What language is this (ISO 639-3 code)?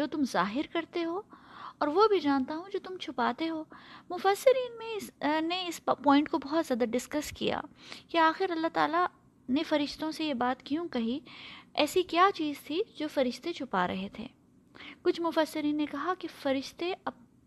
urd